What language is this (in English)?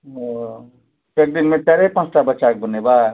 Maithili